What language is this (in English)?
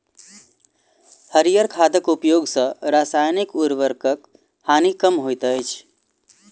Maithili